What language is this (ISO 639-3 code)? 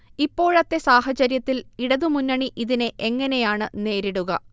mal